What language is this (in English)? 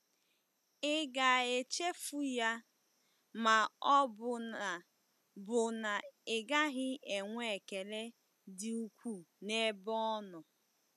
Igbo